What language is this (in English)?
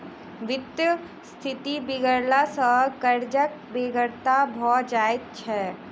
Maithili